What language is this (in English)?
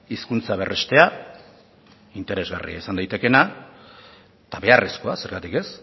Basque